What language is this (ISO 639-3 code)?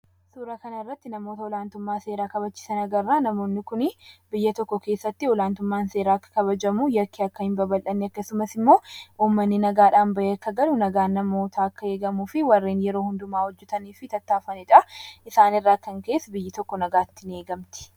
orm